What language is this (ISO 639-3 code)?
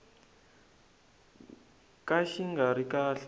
tso